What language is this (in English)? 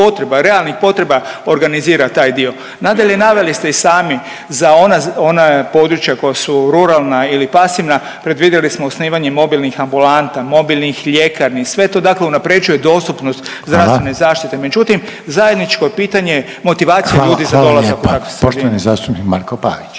Croatian